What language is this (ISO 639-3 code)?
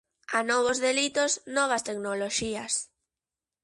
glg